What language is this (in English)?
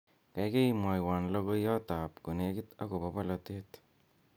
Kalenjin